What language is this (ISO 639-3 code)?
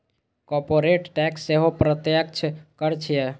mai